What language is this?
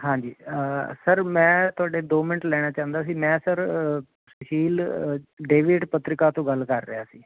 Punjabi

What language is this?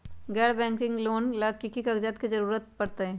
Magahi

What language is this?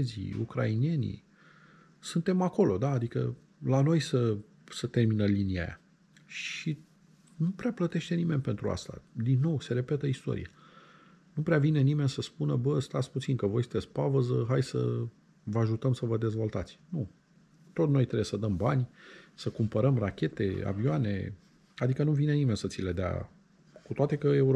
Romanian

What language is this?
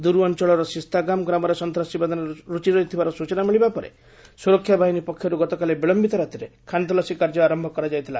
Odia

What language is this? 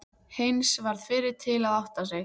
Icelandic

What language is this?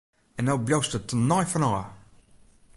Western Frisian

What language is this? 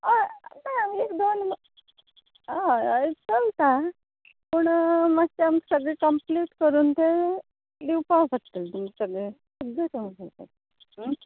Konkani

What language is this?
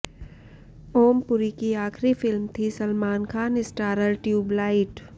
Hindi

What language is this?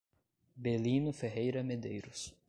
Portuguese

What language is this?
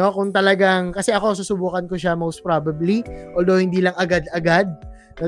Filipino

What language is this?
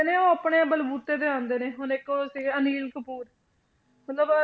Punjabi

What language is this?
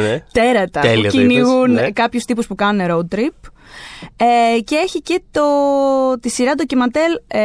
Greek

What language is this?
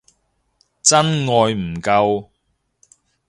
Cantonese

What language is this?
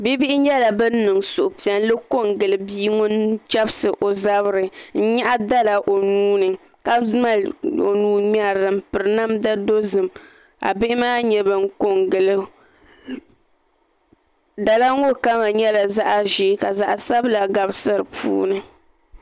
Dagbani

